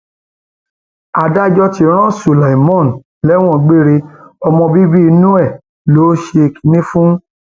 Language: Yoruba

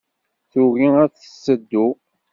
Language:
Kabyle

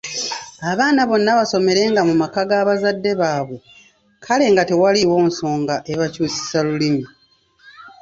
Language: Ganda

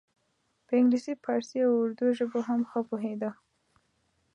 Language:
Pashto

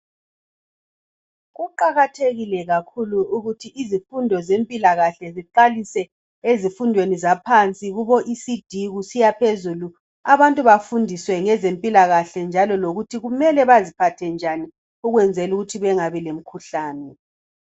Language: North Ndebele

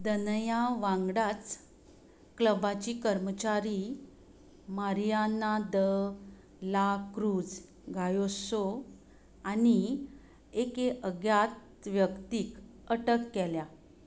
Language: Konkani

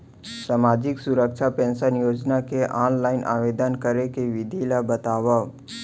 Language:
Chhattisgarhi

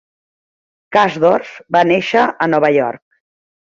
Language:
Catalan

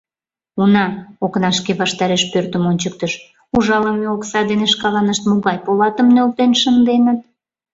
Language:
Mari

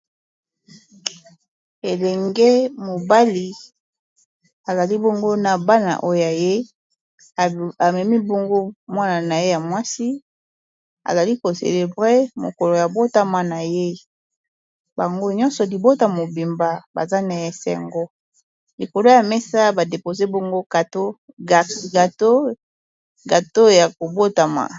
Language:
Lingala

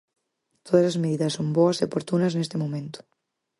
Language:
Galician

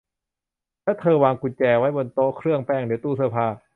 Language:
Thai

